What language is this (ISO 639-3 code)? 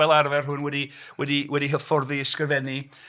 cym